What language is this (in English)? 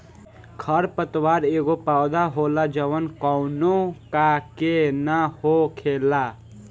Bhojpuri